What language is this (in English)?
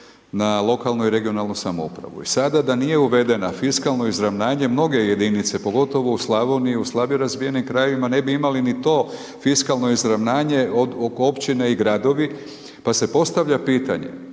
Croatian